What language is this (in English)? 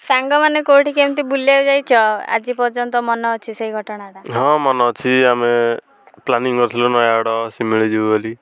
Odia